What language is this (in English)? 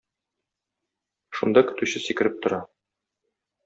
Tatar